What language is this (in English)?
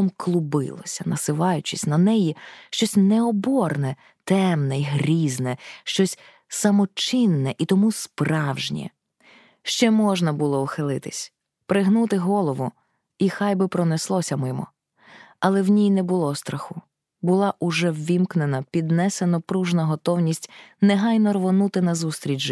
Ukrainian